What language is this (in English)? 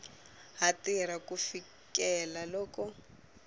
Tsonga